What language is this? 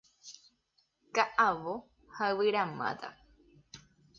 Guarani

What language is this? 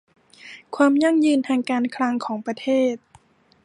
Thai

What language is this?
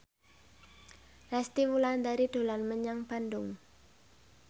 Javanese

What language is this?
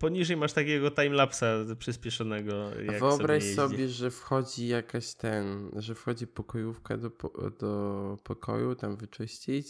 Polish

